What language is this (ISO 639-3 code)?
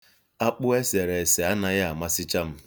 ibo